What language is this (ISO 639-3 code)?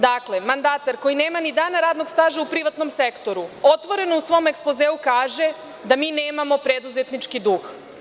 srp